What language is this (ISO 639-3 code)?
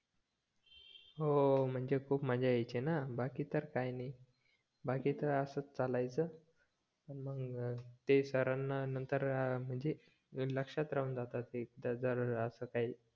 mar